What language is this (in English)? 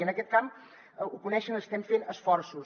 Catalan